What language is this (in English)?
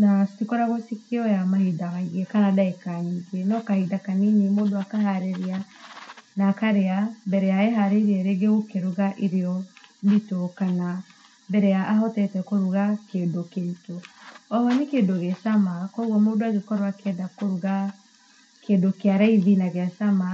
Kikuyu